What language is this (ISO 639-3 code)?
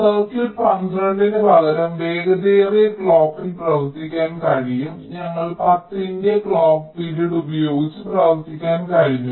mal